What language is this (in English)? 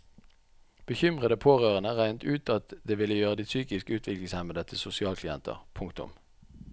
Norwegian